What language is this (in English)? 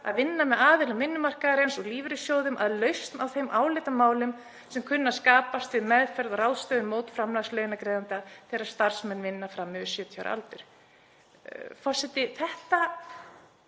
Icelandic